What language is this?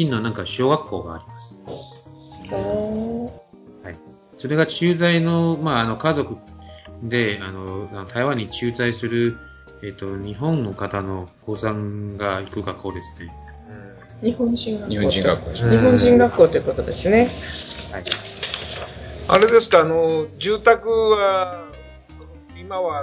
Japanese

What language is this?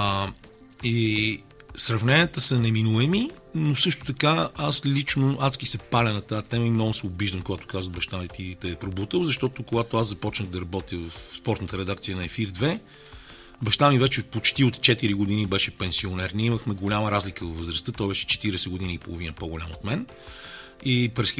Bulgarian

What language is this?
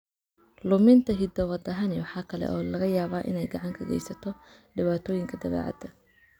Somali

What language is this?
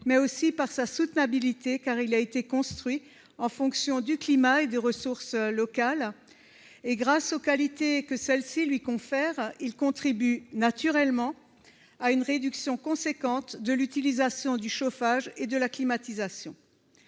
French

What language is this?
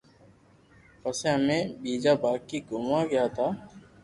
Loarki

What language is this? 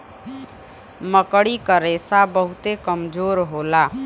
Bhojpuri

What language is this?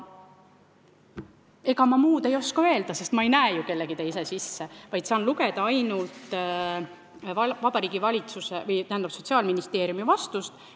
Estonian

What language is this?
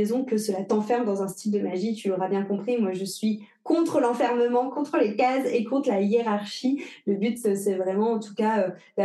French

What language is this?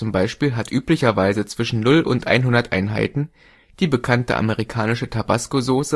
German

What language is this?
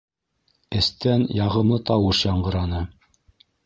Bashkir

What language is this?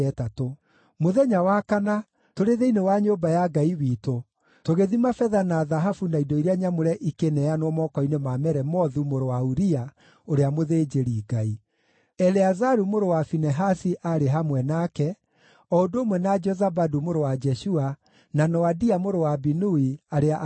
Kikuyu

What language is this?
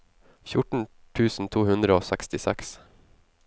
Norwegian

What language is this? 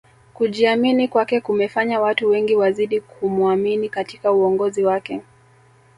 Swahili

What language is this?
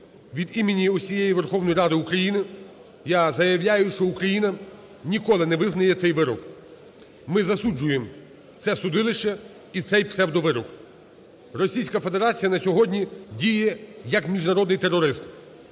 Ukrainian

